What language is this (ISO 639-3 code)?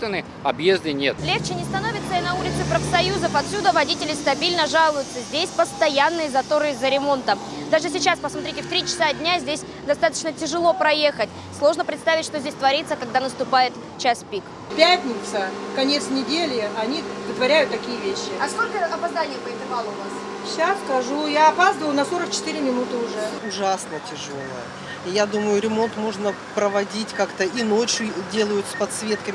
rus